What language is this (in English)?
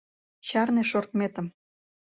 Mari